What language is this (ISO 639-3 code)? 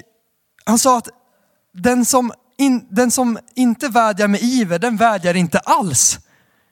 swe